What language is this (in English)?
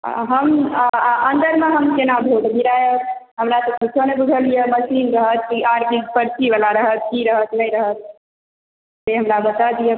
Maithili